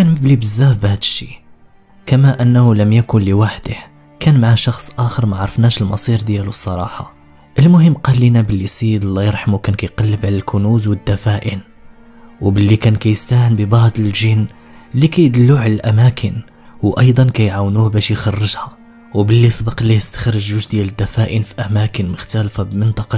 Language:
Arabic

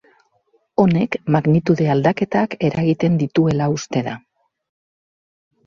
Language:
Basque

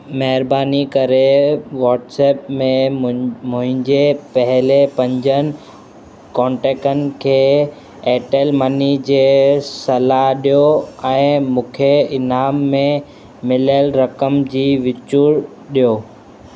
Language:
Sindhi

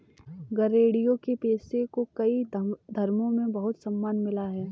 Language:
Hindi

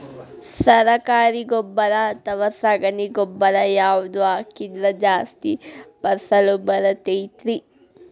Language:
Kannada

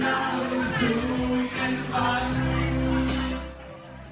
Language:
Thai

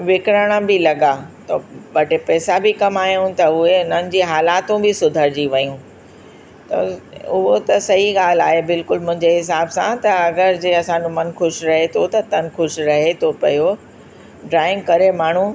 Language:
Sindhi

